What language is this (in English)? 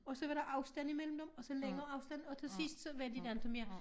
Danish